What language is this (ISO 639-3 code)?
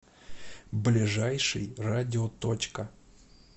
rus